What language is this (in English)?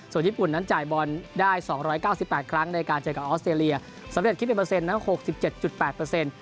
Thai